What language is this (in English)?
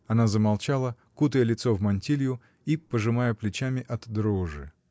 Russian